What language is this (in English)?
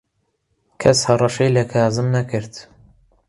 Central Kurdish